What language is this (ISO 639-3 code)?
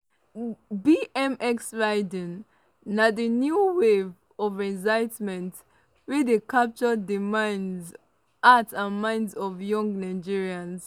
pcm